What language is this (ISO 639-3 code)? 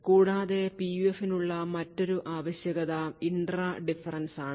mal